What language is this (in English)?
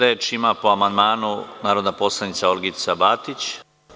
Serbian